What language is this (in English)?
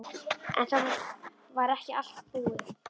Icelandic